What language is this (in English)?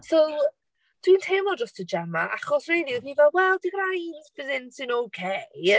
Welsh